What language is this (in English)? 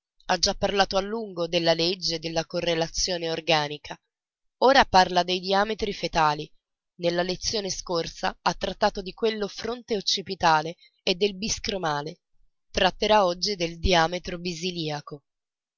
Italian